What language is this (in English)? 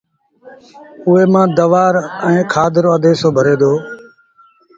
Sindhi Bhil